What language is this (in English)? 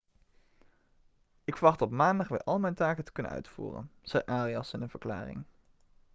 Dutch